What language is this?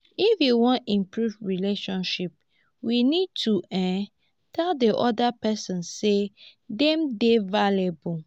Nigerian Pidgin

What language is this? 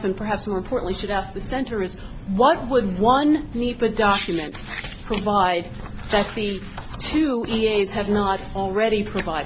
English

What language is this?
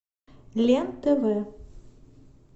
Russian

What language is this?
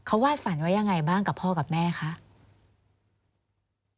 Thai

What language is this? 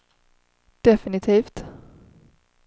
Swedish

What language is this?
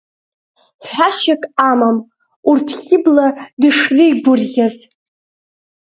Abkhazian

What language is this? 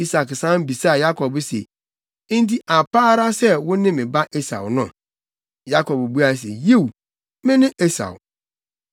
Akan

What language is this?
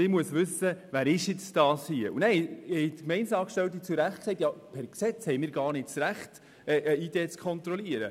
Swiss German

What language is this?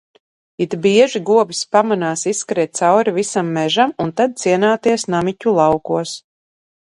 Latvian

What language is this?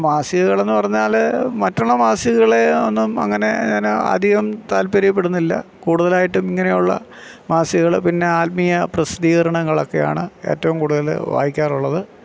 Malayalam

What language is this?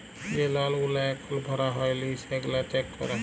Bangla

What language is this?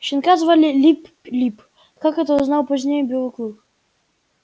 Russian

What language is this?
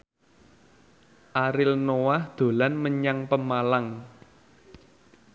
Javanese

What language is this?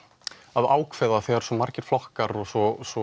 Icelandic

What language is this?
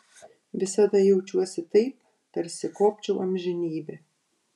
Lithuanian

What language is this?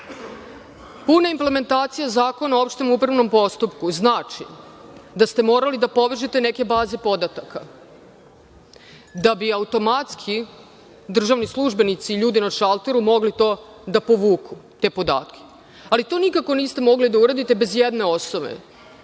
Serbian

